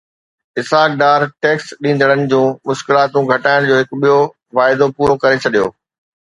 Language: Sindhi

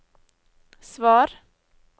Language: Norwegian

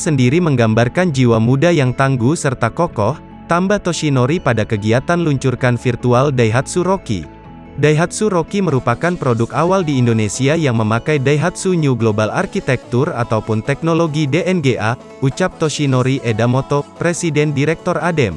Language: Indonesian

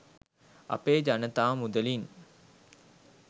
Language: Sinhala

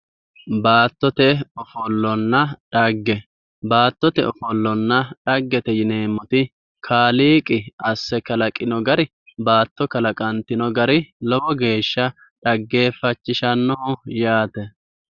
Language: Sidamo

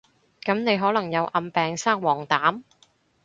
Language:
Cantonese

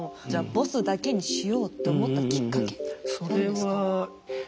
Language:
Japanese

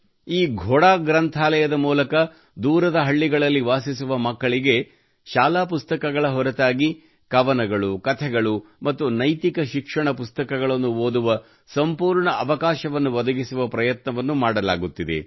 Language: Kannada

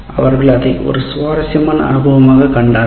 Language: Tamil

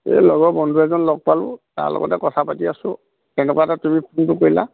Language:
Assamese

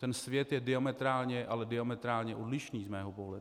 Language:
Czech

